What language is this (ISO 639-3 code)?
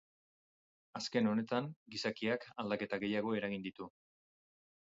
eus